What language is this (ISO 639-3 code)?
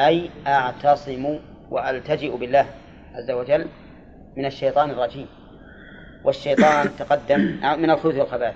ara